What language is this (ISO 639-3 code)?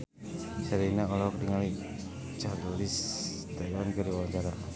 sun